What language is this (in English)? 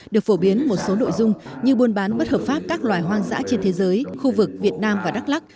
Vietnamese